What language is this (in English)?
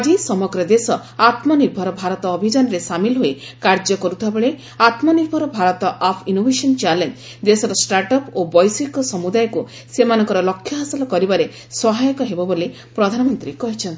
Odia